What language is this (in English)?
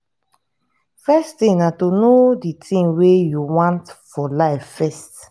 Nigerian Pidgin